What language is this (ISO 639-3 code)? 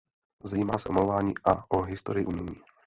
ces